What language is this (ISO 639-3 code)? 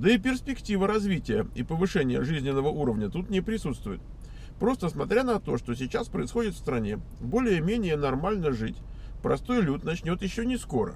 rus